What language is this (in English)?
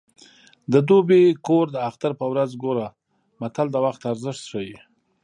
Pashto